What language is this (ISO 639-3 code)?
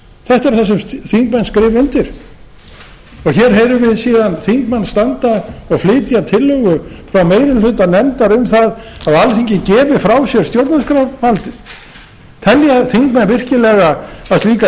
isl